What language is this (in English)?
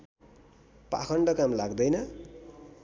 Nepali